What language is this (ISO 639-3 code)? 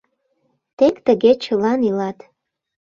chm